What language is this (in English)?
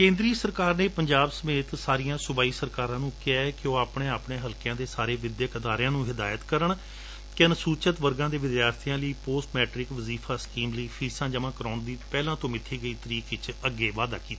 Punjabi